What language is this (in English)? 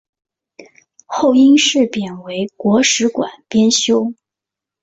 Chinese